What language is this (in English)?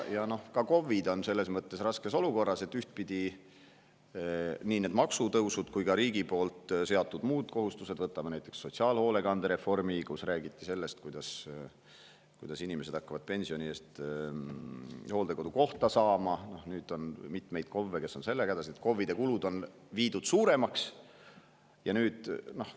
Estonian